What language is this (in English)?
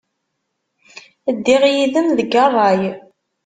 Kabyle